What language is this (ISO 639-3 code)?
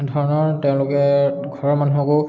asm